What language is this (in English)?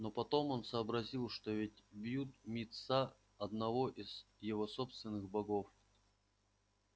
Russian